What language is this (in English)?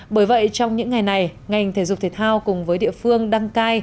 Vietnamese